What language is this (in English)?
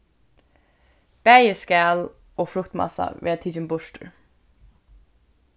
Faroese